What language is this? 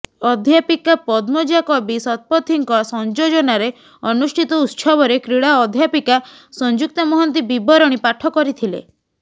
Odia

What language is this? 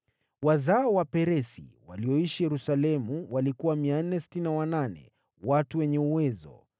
Swahili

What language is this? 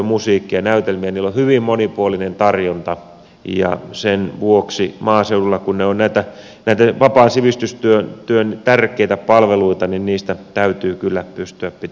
Finnish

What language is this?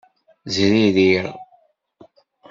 Kabyle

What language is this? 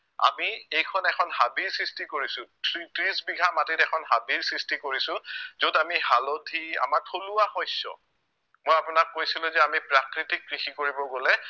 Assamese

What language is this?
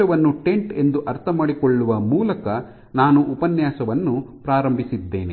Kannada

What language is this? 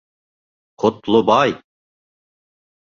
Bashkir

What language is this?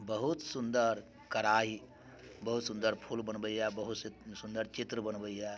Maithili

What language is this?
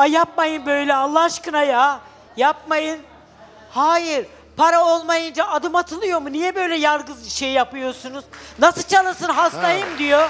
Turkish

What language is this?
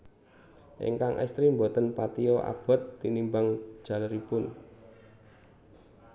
Javanese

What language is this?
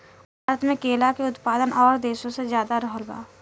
Bhojpuri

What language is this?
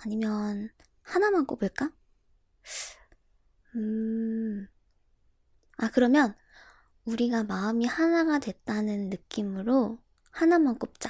Korean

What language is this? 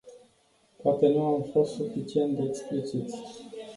Romanian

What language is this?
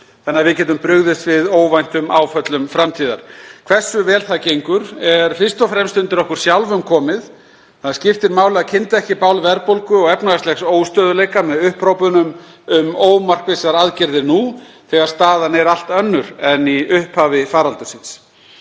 Icelandic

